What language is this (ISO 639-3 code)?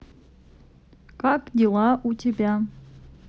rus